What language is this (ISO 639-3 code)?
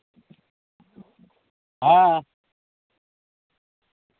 sat